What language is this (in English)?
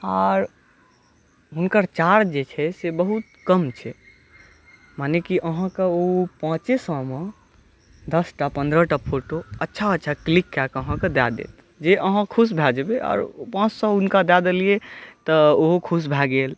Maithili